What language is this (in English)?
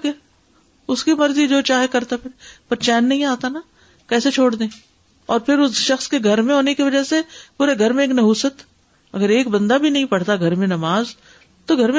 Urdu